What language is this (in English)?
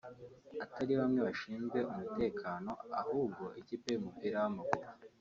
Kinyarwanda